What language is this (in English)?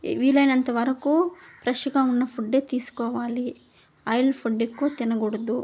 Telugu